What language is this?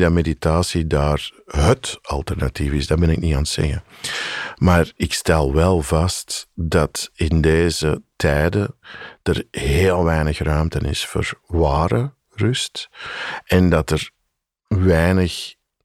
Dutch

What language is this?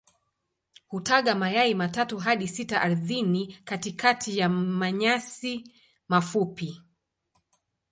Swahili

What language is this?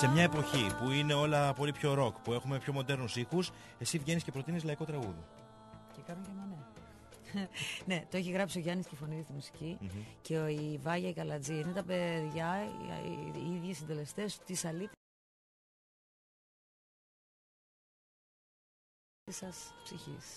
Greek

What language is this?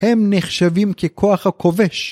Hebrew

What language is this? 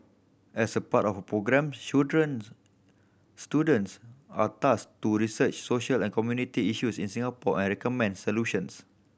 English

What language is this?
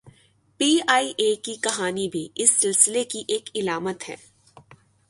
Urdu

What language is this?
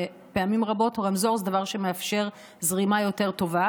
Hebrew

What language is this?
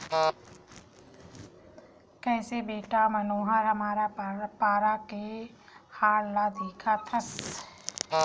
Chhattisgarhi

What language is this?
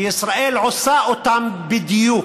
Hebrew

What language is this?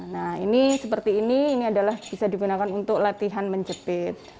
Indonesian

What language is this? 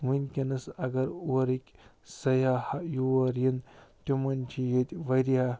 Kashmiri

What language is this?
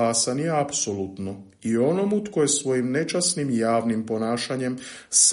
Croatian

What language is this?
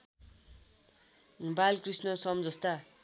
Nepali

